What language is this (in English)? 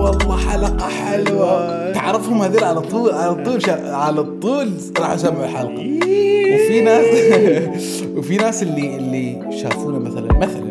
Arabic